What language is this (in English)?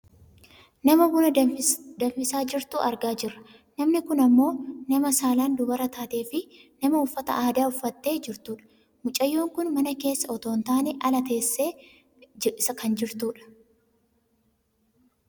Oromo